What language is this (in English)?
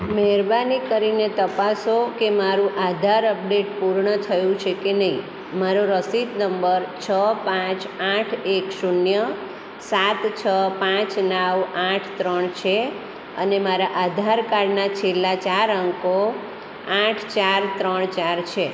Gujarati